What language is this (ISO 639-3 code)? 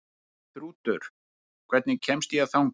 isl